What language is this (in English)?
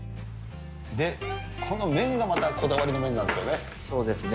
Japanese